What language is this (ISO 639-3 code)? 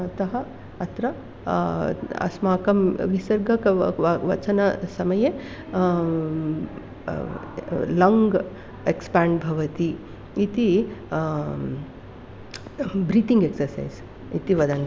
san